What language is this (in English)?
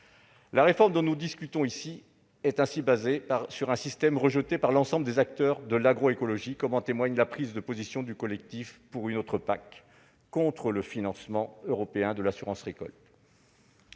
French